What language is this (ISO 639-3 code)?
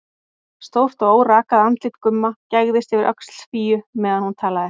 isl